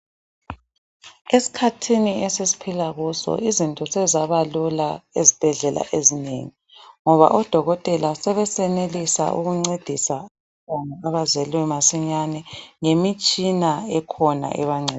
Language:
North Ndebele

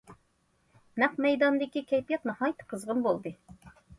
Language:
Uyghur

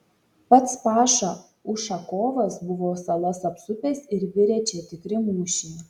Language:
Lithuanian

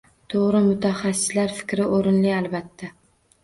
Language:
Uzbek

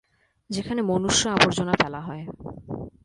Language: Bangla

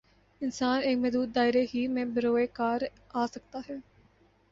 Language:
Urdu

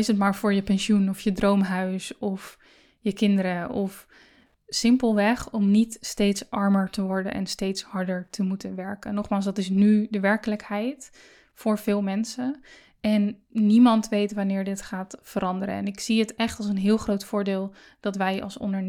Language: Dutch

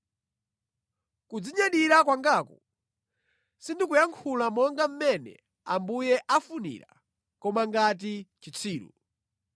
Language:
Nyanja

